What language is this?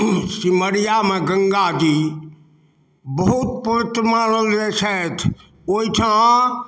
Maithili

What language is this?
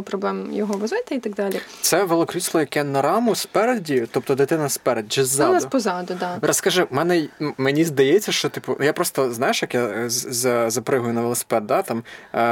Ukrainian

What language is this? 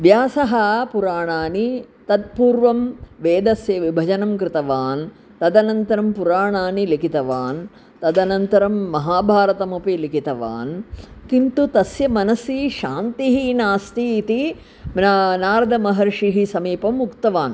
Sanskrit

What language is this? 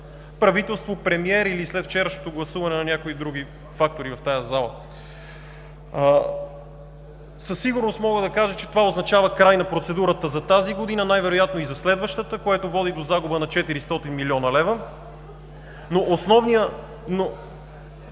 Bulgarian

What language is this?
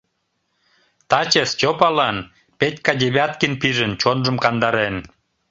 Mari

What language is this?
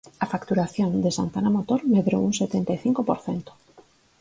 Galician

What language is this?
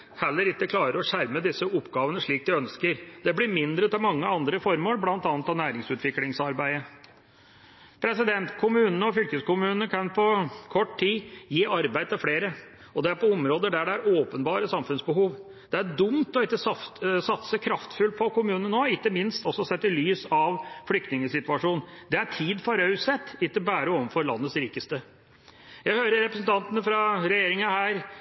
Norwegian Bokmål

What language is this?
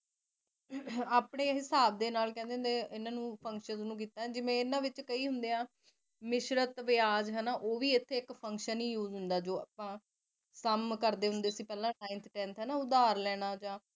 Punjabi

